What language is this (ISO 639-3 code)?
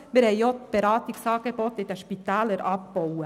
gsw